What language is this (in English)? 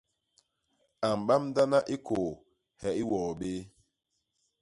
Basaa